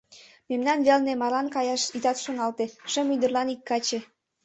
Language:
Mari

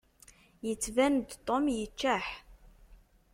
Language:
Kabyle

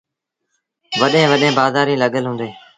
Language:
Sindhi Bhil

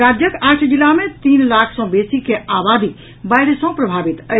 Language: Maithili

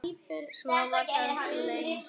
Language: Icelandic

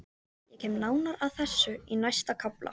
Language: Icelandic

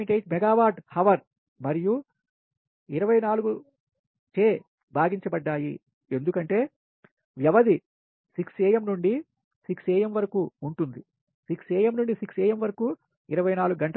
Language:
Telugu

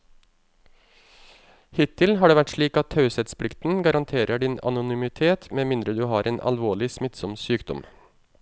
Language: Norwegian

